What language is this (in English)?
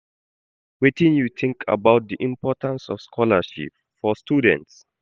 Nigerian Pidgin